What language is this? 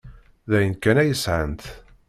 Kabyle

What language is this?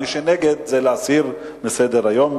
Hebrew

